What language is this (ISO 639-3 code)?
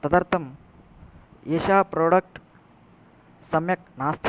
san